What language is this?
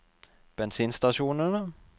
Norwegian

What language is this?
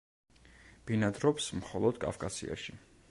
Georgian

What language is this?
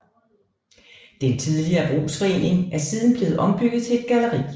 Danish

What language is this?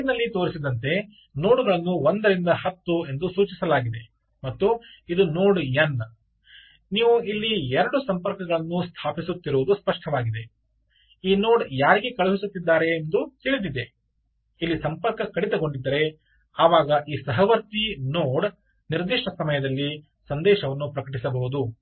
Kannada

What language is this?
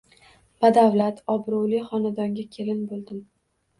Uzbek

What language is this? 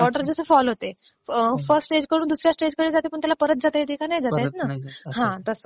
Marathi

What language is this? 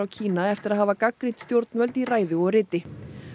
Icelandic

